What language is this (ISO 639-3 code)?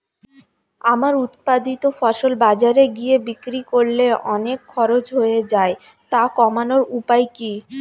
ben